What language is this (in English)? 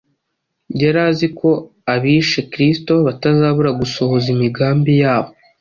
Kinyarwanda